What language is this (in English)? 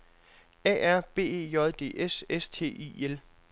Danish